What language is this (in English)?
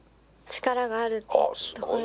Japanese